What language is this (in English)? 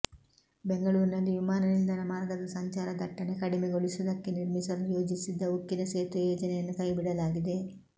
Kannada